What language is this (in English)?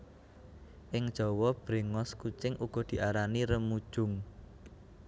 Javanese